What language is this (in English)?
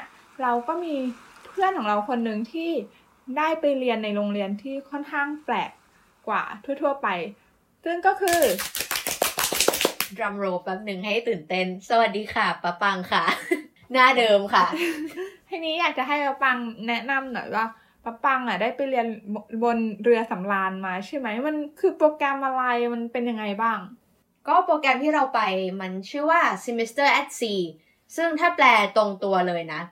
Thai